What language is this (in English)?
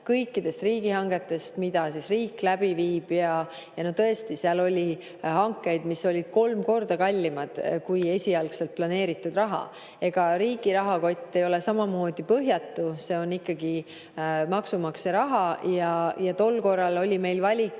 Estonian